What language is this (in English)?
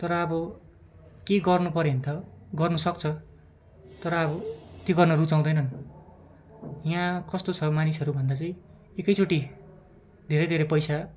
Nepali